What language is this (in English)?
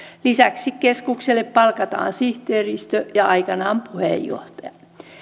Finnish